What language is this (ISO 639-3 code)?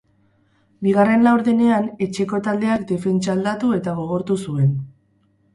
eus